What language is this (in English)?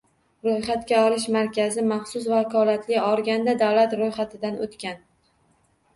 Uzbek